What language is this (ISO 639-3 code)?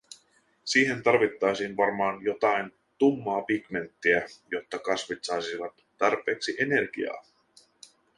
fin